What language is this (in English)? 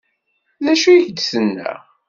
Kabyle